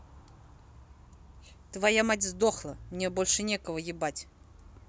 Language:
Russian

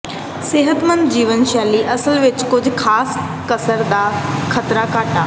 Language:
Punjabi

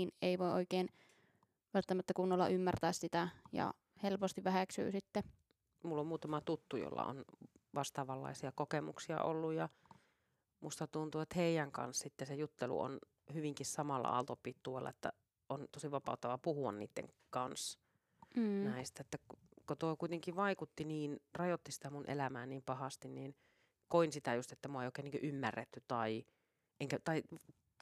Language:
Finnish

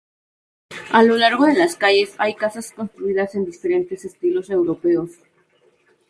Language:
Spanish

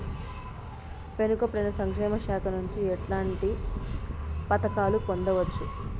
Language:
Telugu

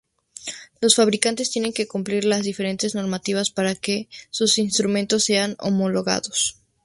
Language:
Spanish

